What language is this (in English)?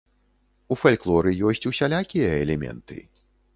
Belarusian